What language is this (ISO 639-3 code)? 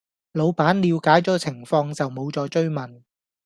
yue